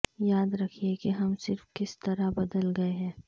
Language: Urdu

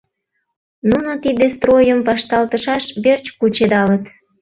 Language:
Mari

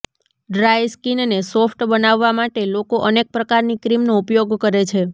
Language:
Gujarati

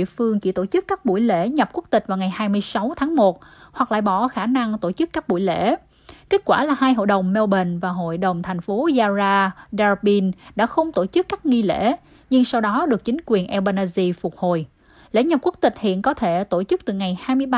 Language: Vietnamese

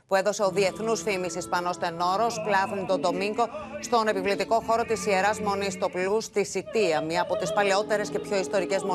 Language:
Greek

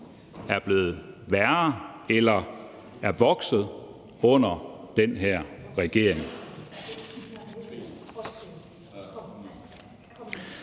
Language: Danish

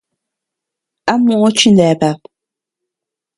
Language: Tepeuxila Cuicatec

